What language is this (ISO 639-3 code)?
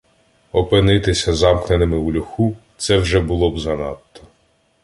ukr